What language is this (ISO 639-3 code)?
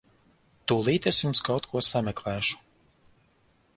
lav